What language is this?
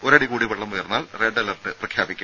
Malayalam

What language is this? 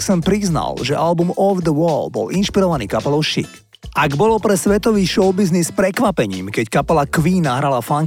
Slovak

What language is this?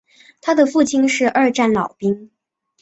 Chinese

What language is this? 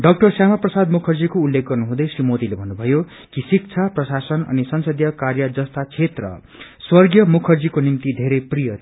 Nepali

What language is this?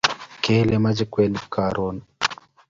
Kalenjin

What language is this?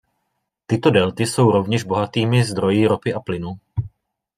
Czech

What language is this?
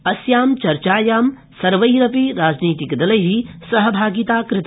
Sanskrit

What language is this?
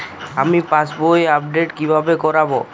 Bangla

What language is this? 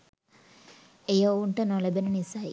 Sinhala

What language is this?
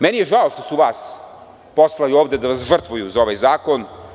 Serbian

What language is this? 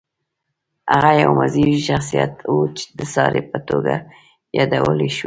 Pashto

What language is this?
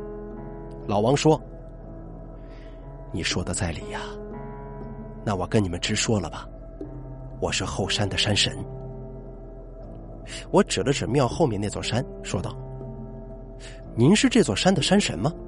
Chinese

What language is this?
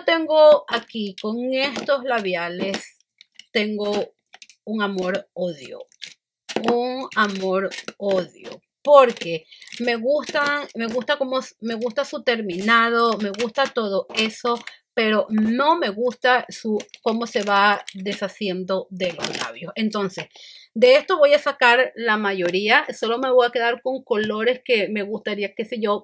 Spanish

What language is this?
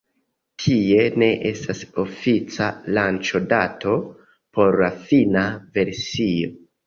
Esperanto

